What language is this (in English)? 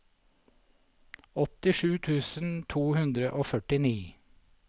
Norwegian